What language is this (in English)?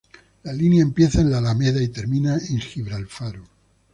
Spanish